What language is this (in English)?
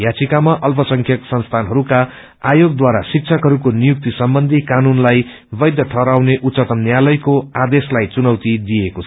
Nepali